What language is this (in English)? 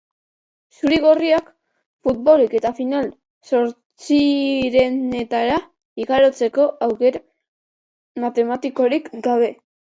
Basque